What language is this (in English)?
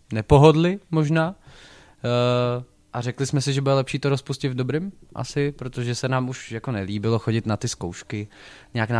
Czech